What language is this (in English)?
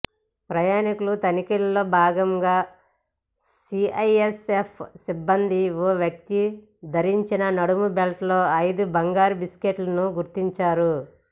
Telugu